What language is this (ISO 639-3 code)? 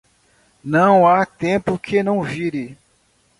por